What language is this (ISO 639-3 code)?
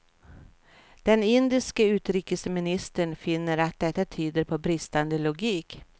swe